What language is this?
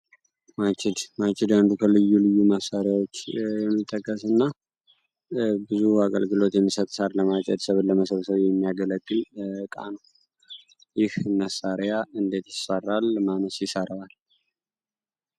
Amharic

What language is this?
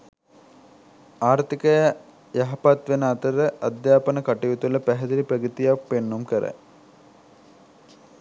Sinhala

